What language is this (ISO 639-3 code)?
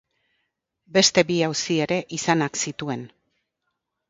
eus